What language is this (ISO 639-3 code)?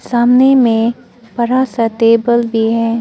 hin